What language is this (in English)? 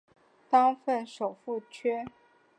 Chinese